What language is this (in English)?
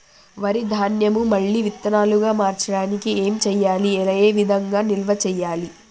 Telugu